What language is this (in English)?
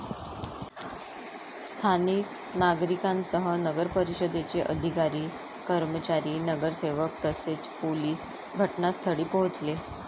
Marathi